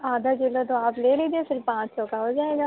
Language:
Urdu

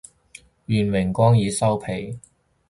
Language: Cantonese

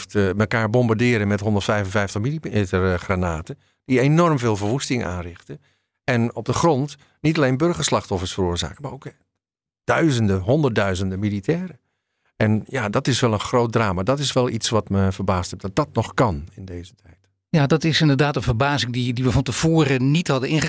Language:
Dutch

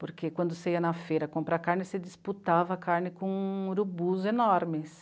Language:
Portuguese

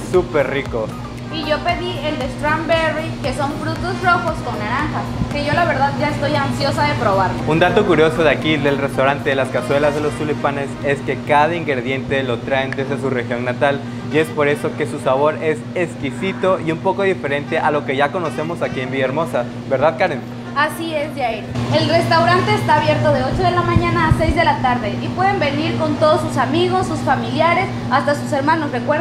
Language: Spanish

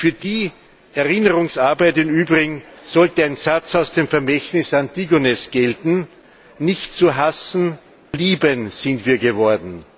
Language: German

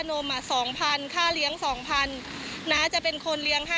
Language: Thai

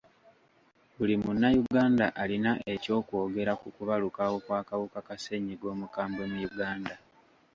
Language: Ganda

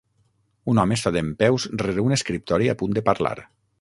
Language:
Catalan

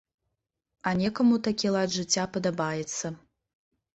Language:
Belarusian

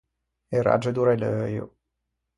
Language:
Ligurian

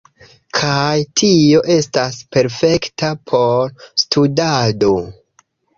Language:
Esperanto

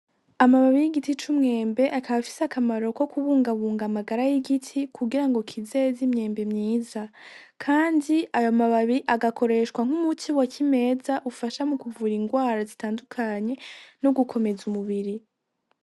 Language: Rundi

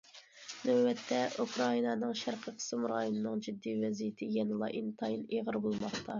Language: Uyghur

